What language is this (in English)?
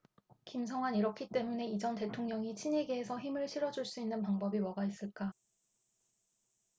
Korean